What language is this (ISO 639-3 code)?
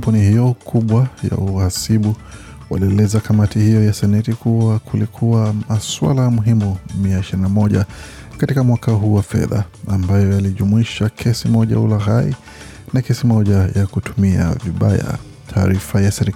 swa